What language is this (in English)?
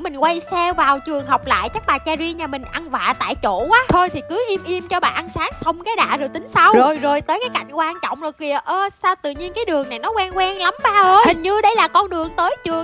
Vietnamese